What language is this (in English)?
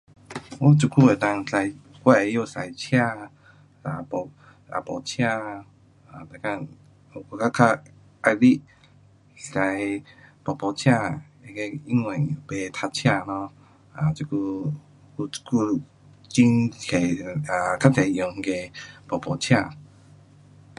Pu-Xian Chinese